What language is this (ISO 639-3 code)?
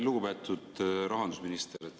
est